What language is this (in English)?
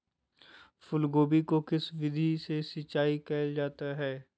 Magahi